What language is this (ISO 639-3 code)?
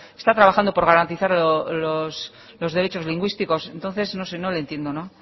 spa